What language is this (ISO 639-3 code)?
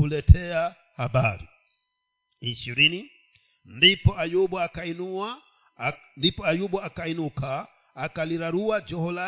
swa